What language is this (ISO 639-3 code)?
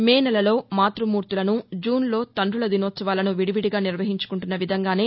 tel